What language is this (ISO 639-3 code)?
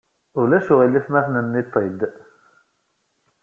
kab